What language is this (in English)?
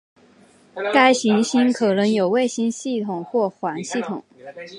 Chinese